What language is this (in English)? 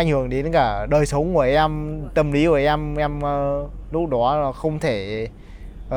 Vietnamese